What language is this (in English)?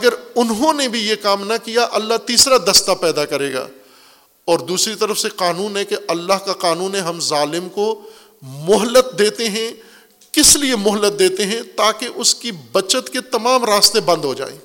Urdu